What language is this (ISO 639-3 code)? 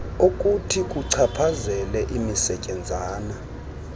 xho